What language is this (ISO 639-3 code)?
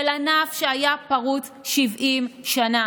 heb